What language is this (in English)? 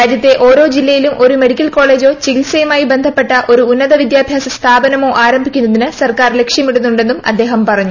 Malayalam